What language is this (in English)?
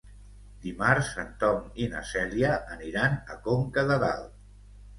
Catalan